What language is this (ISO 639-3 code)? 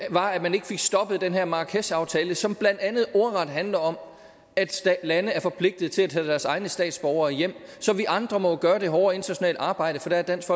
dan